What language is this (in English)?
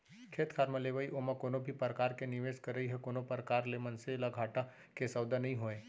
Chhattisgarhi